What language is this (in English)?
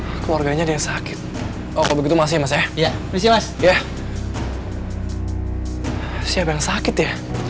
Indonesian